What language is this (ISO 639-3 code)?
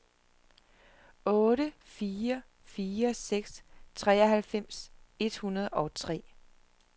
dan